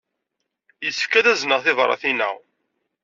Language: Kabyle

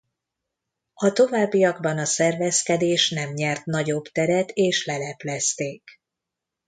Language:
Hungarian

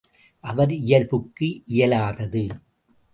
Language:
Tamil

